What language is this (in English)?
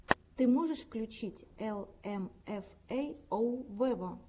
Russian